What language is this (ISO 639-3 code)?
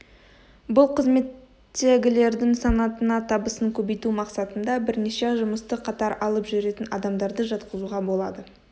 kaz